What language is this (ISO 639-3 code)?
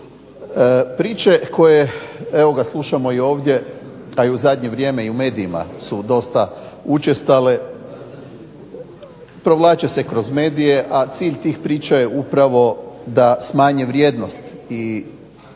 hrv